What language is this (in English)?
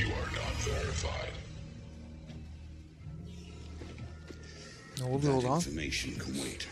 Turkish